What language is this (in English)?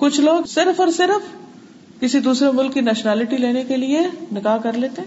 Urdu